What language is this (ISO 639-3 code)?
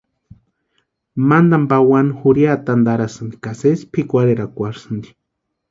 pua